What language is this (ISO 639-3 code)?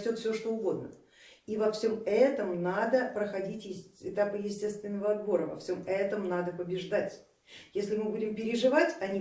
rus